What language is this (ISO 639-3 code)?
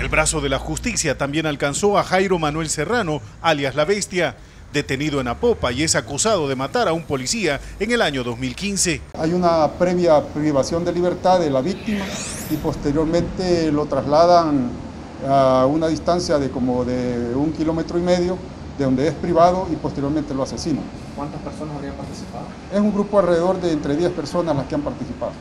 spa